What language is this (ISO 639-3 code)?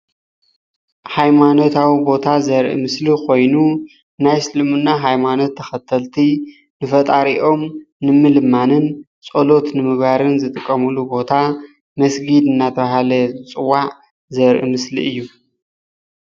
tir